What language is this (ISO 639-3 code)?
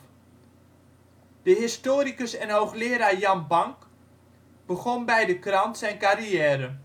nld